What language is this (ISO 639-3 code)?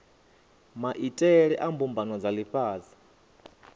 ven